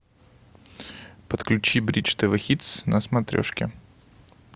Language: Russian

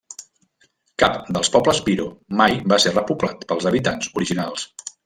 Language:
Catalan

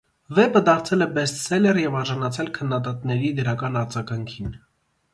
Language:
Armenian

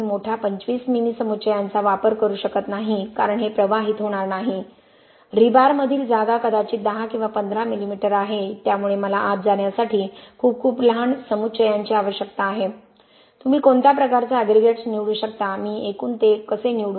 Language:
Marathi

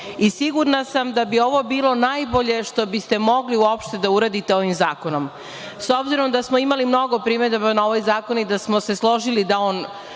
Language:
Serbian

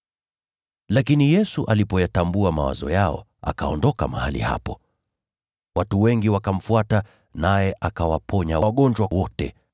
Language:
Swahili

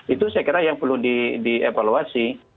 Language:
Indonesian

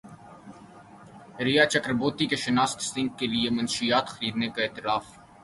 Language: Urdu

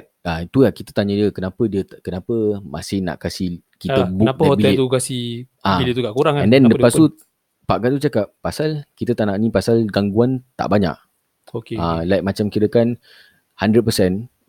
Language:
Malay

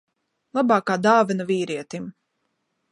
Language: Latvian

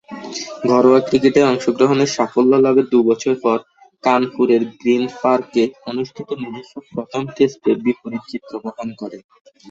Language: Bangla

